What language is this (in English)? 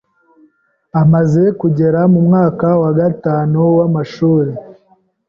Kinyarwanda